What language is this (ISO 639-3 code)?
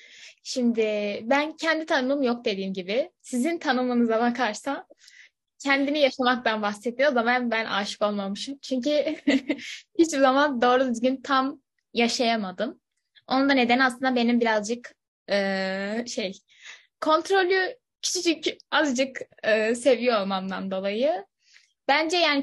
tur